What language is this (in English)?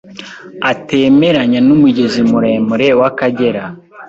Kinyarwanda